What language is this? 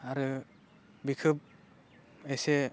Bodo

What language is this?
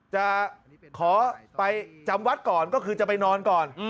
Thai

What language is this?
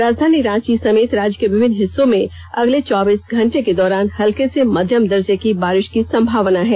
Hindi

